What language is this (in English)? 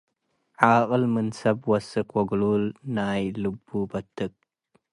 Tigre